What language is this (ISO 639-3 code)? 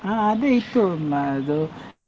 kan